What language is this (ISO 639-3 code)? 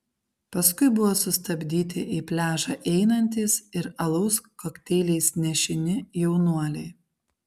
lit